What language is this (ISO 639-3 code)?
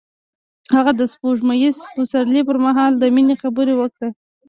pus